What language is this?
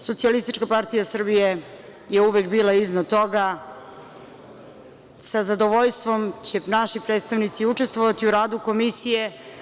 Serbian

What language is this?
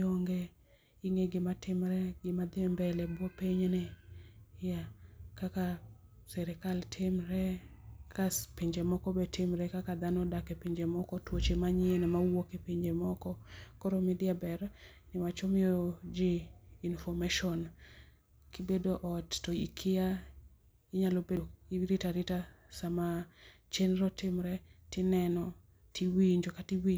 Luo (Kenya and Tanzania)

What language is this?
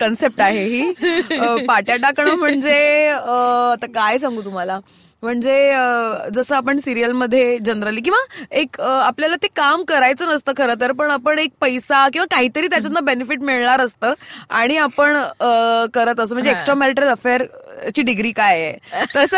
Marathi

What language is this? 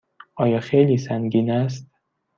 Persian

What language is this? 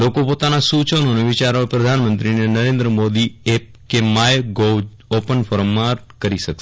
Gujarati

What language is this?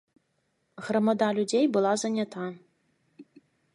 Belarusian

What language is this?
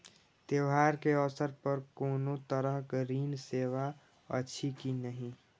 Maithili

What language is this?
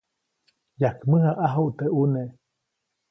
Copainalá Zoque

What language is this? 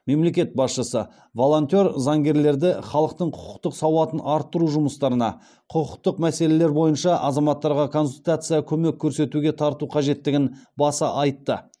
Kazakh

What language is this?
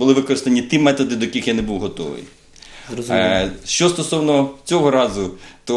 Ukrainian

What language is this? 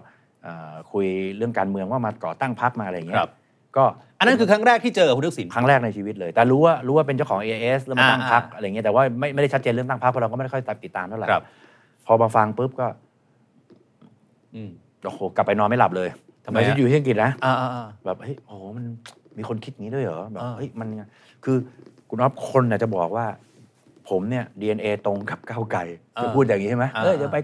Thai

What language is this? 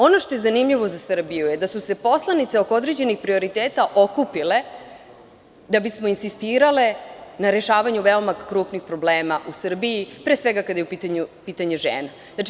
Serbian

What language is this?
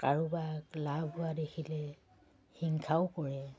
Assamese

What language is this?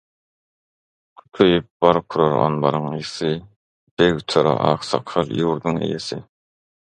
Turkmen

